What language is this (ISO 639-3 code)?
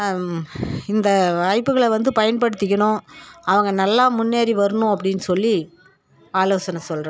tam